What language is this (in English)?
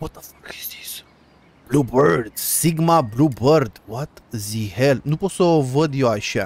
Romanian